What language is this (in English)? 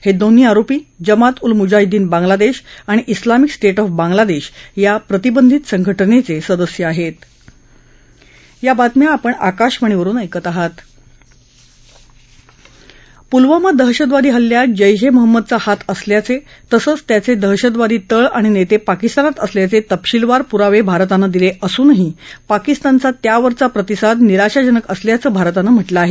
Marathi